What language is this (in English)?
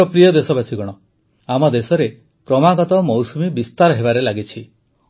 Odia